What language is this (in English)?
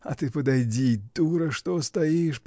Russian